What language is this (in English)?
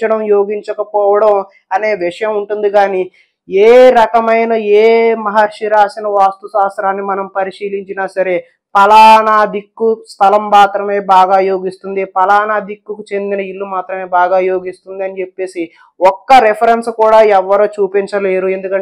Telugu